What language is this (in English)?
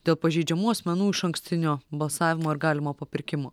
Lithuanian